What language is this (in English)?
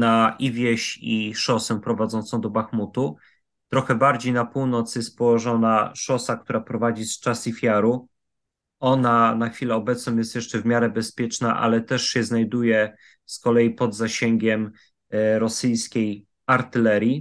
Polish